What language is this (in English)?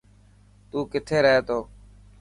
Dhatki